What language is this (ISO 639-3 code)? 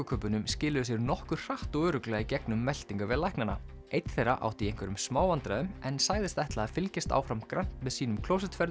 isl